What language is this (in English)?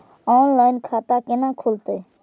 Maithili